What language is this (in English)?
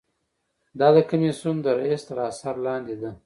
Pashto